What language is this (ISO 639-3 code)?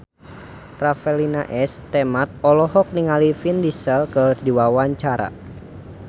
sun